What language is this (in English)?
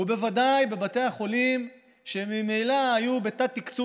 Hebrew